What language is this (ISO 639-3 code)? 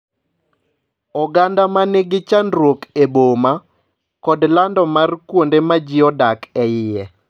luo